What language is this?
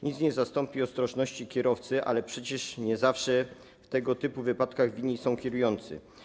Polish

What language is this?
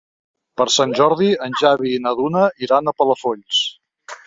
Catalan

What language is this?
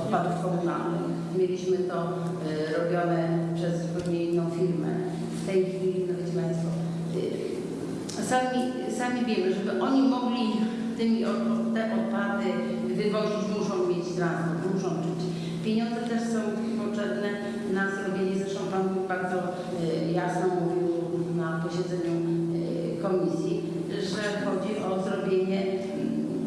Polish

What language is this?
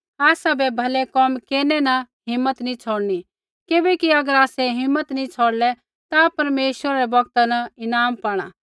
Kullu Pahari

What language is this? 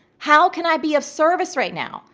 English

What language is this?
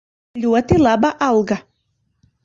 Latvian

